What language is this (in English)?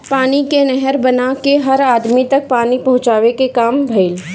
Bhojpuri